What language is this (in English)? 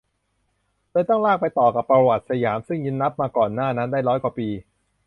Thai